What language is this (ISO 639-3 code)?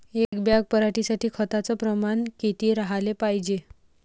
mar